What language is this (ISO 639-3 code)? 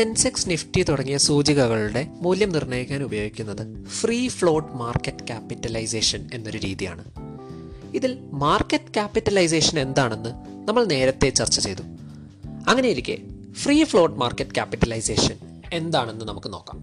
mal